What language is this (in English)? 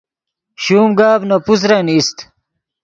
Yidgha